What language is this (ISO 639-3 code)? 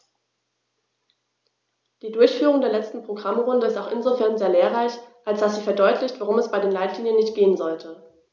deu